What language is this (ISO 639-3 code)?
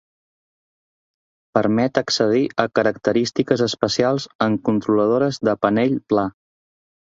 cat